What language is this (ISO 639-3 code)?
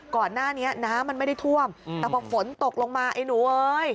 tha